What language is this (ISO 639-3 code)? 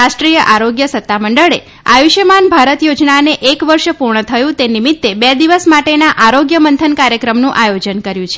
guj